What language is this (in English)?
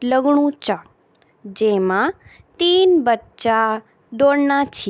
Garhwali